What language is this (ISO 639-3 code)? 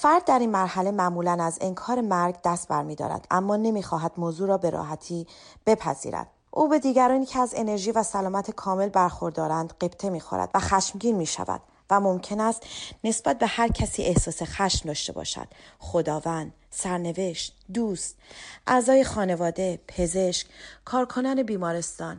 fas